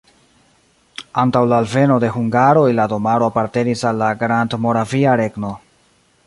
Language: Esperanto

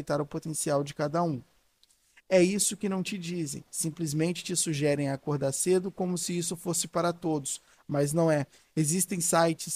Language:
Portuguese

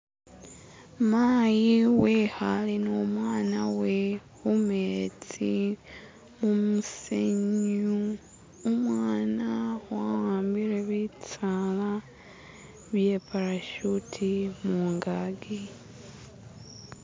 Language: Masaaba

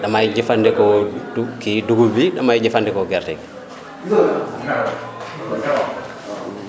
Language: Wolof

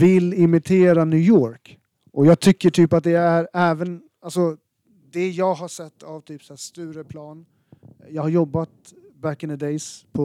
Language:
Swedish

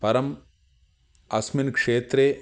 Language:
Sanskrit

